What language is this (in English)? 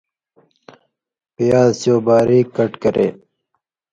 Indus Kohistani